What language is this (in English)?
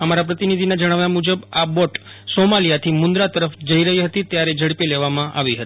Gujarati